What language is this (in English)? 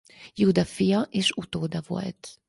Hungarian